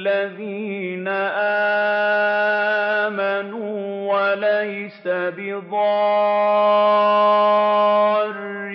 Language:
Arabic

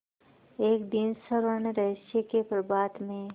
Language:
Hindi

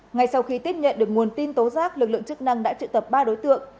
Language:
Vietnamese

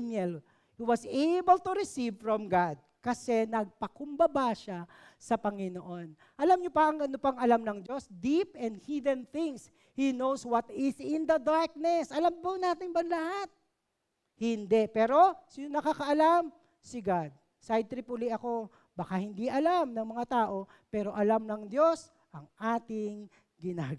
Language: Filipino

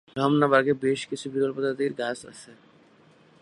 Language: Bangla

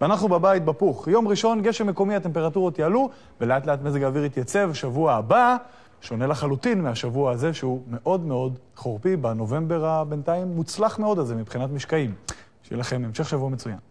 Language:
Hebrew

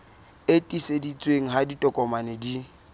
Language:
Southern Sotho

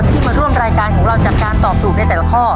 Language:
Thai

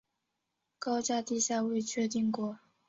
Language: Chinese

